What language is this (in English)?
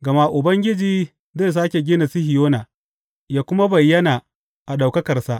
Hausa